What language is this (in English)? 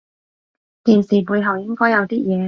Cantonese